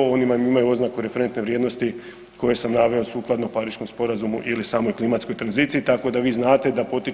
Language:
Croatian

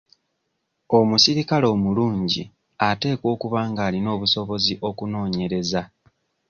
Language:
Ganda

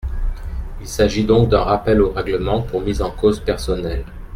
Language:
French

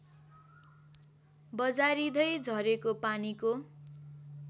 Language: Nepali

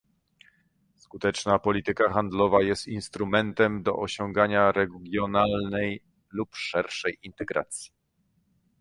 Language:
Polish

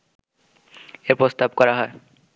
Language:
Bangla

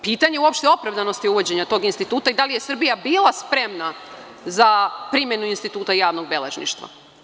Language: Serbian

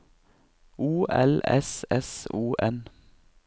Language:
Norwegian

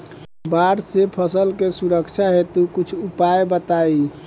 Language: Bhojpuri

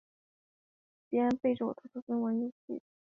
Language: Chinese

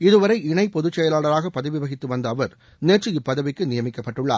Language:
Tamil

